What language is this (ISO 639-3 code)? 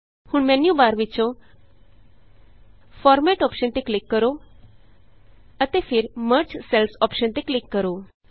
pan